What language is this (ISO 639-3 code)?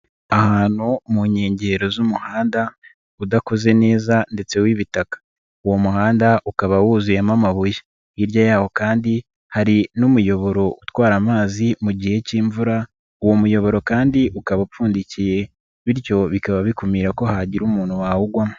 kin